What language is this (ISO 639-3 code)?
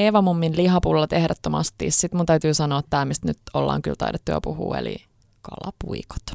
fin